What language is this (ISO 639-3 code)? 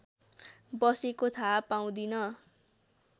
nep